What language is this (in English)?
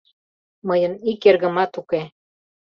Mari